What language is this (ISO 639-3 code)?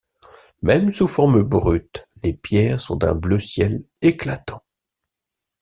fra